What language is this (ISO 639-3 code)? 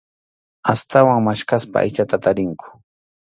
qxu